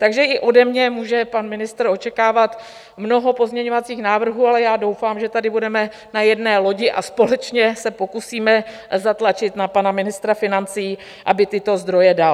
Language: Czech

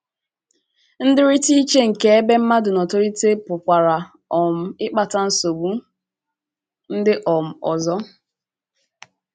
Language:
Igbo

